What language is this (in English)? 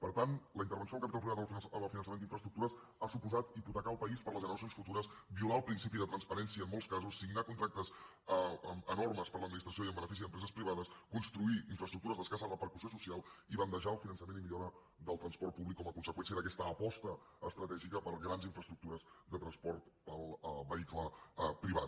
Catalan